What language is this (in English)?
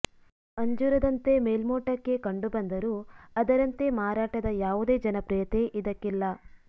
Kannada